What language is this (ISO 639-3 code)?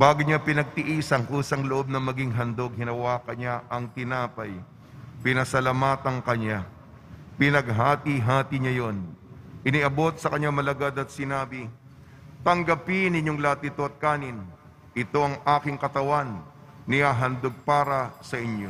fil